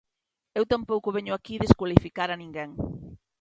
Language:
Galician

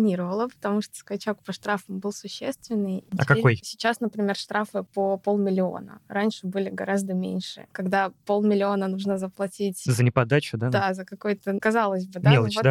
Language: Russian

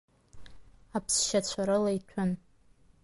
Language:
Abkhazian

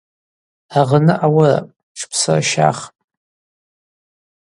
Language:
Abaza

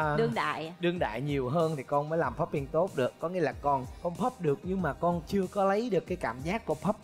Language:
Vietnamese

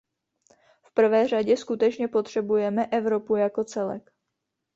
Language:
Czech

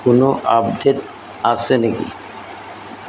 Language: Assamese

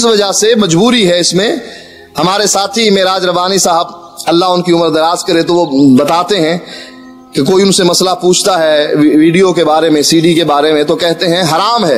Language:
Urdu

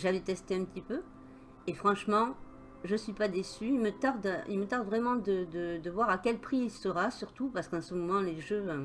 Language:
French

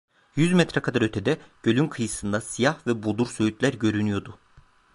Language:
Turkish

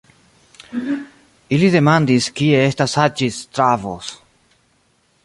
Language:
Esperanto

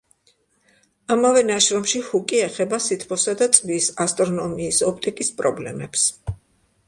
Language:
Georgian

